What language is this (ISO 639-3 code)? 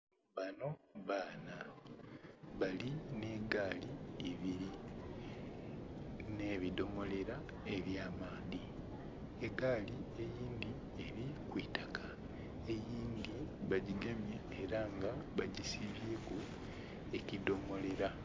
xog